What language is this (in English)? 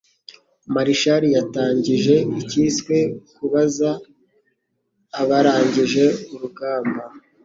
Kinyarwanda